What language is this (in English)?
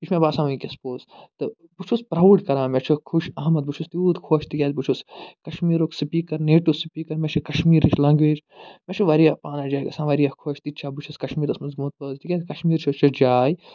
Kashmiri